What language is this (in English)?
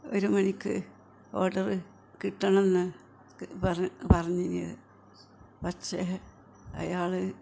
Malayalam